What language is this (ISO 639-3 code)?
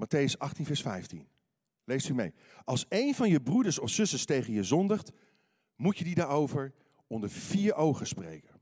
nld